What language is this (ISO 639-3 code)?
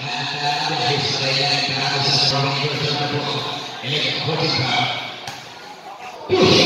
ind